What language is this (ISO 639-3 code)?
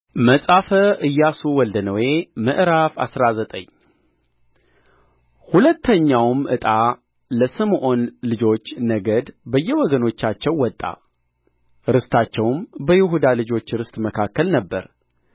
amh